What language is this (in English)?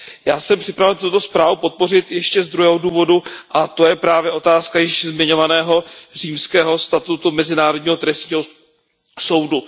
Czech